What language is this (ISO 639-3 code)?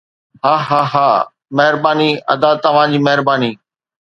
snd